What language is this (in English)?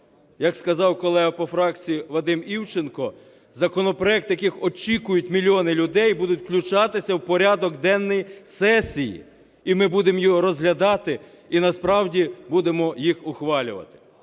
Ukrainian